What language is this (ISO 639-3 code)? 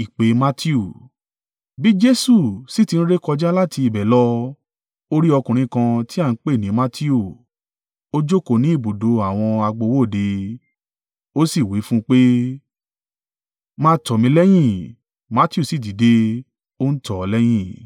yor